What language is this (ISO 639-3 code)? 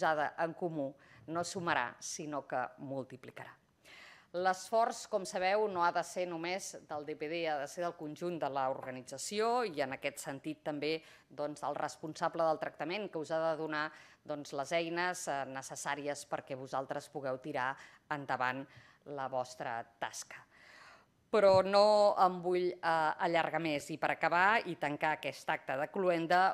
spa